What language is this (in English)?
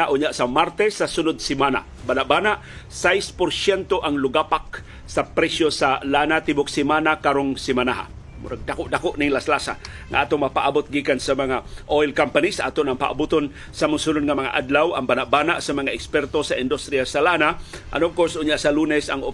Filipino